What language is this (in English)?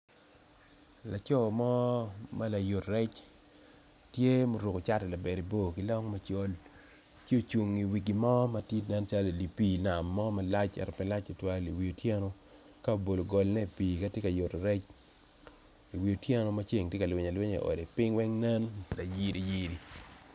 Acoli